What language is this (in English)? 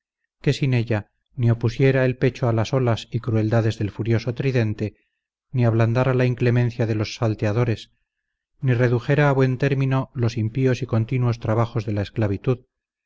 Spanish